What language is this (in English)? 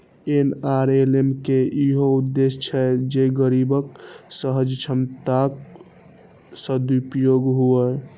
Maithili